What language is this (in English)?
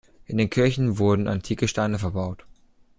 German